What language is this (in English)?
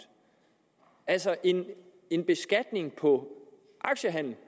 Danish